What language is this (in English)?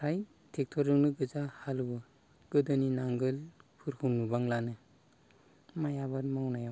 Bodo